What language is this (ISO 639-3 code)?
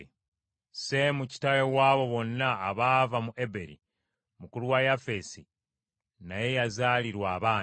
lug